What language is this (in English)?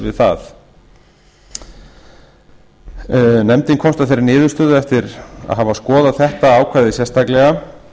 Icelandic